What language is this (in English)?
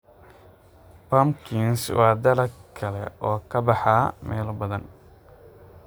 Somali